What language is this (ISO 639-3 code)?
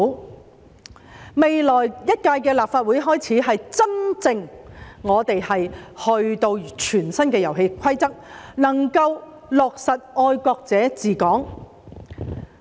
yue